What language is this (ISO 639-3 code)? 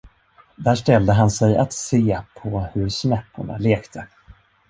swe